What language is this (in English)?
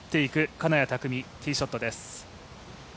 Japanese